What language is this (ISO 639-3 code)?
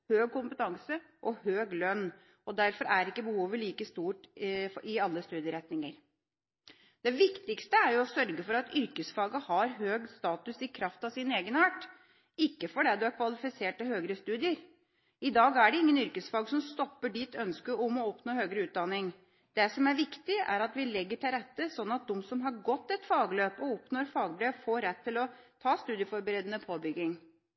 nob